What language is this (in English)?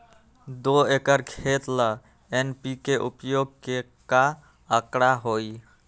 Magahi